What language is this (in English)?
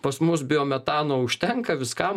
Lithuanian